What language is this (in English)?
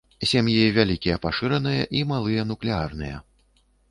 Belarusian